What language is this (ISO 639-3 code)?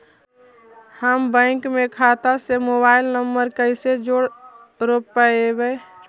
mag